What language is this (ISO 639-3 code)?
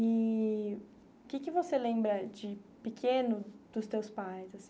por